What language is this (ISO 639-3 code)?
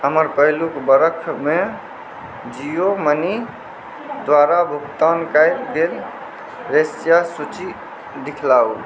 mai